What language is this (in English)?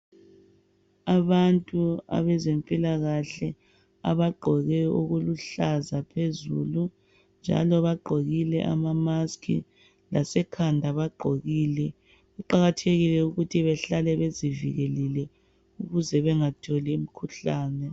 North Ndebele